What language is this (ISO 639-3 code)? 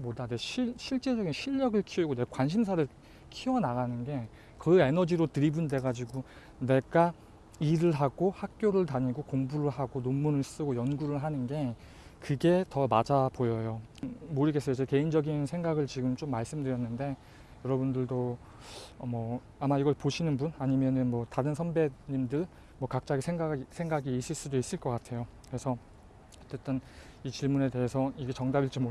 kor